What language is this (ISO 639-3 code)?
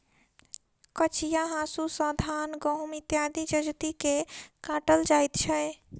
mai